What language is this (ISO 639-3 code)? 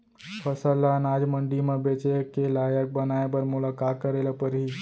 hne